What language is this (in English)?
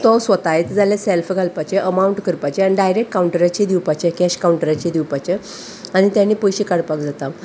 Konkani